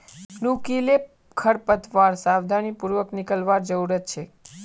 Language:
Magahi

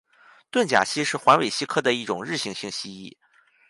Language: Chinese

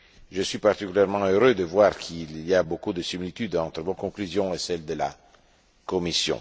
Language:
French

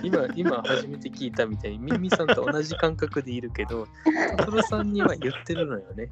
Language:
Japanese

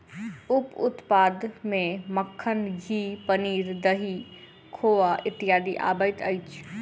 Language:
Maithili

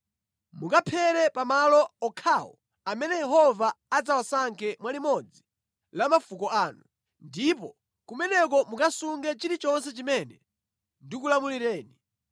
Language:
Nyanja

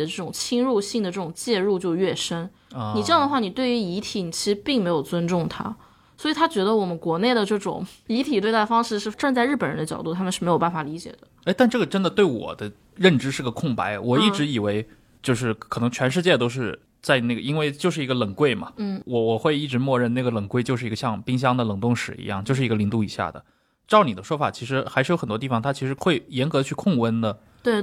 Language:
Chinese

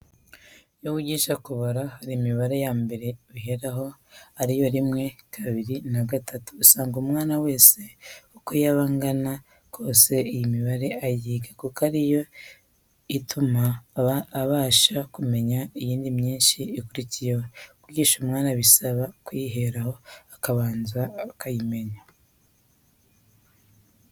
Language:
Kinyarwanda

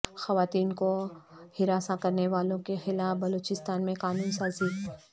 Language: Urdu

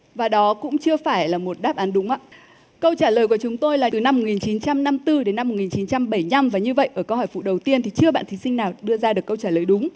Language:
Vietnamese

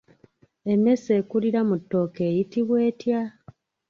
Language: Ganda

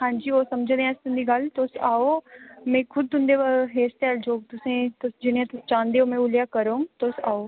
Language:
Dogri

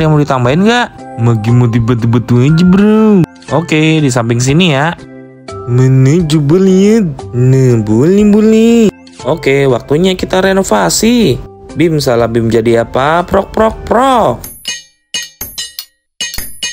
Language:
Indonesian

